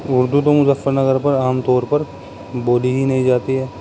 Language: Urdu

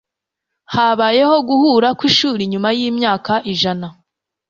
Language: Kinyarwanda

